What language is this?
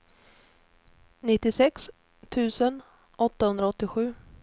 Swedish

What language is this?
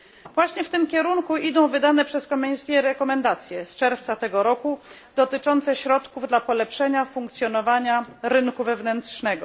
Polish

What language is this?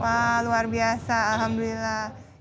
Indonesian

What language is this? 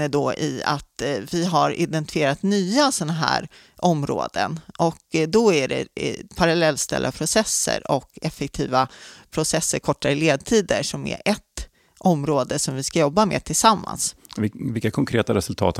Swedish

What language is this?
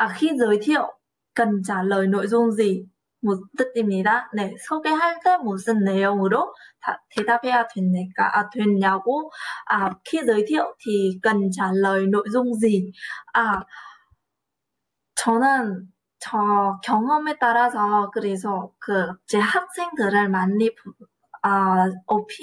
Korean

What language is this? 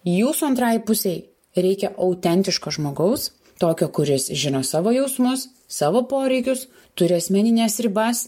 Lithuanian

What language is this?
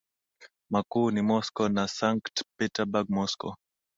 Swahili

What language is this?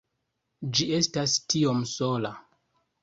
Esperanto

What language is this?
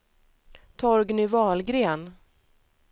Swedish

